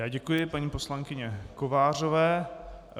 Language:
Czech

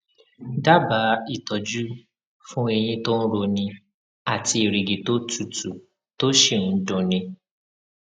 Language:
Yoruba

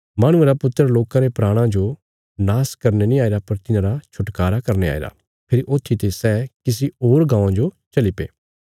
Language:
Bilaspuri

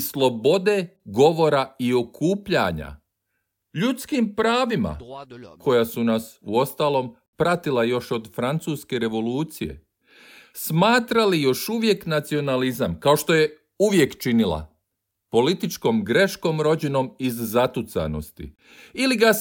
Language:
Croatian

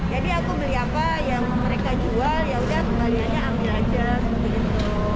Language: Indonesian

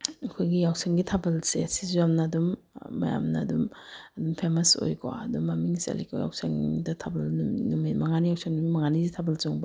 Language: Manipuri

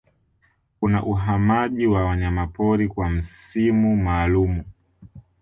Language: Swahili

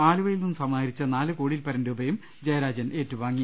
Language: Malayalam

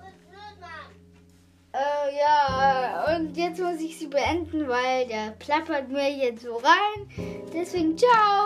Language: German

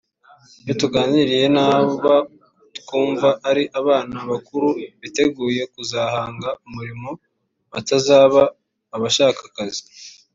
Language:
Kinyarwanda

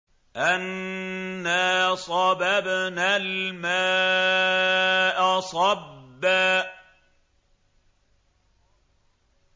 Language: Arabic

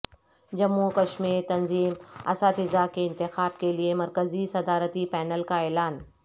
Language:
Urdu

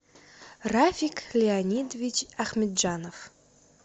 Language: Russian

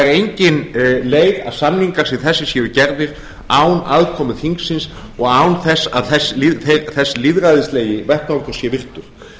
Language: Icelandic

